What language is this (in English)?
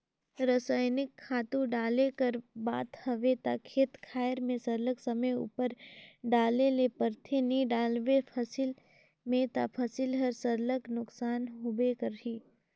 Chhattisgarhi